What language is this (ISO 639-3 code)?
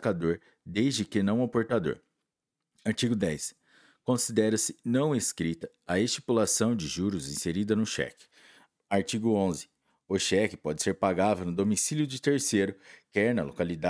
por